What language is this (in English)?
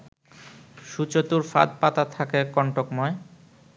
Bangla